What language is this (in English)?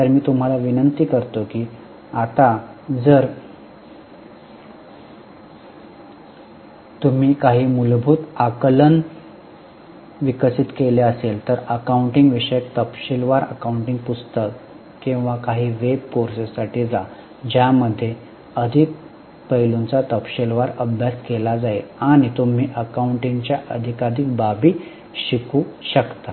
Marathi